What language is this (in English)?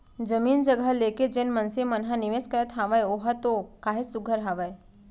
Chhattisgarhi